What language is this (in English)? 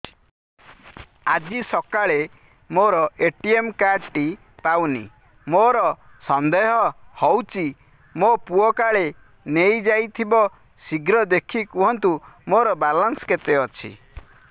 Odia